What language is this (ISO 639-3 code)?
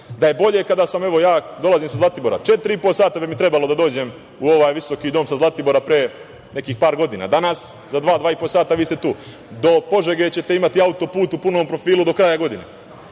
srp